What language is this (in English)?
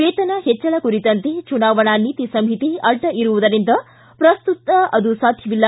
Kannada